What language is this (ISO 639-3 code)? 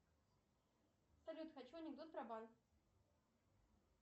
rus